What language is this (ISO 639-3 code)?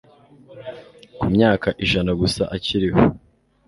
kin